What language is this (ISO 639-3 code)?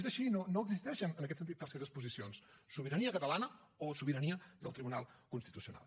cat